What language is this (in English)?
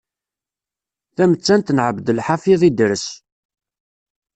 Kabyle